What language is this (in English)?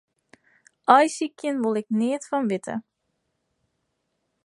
Western Frisian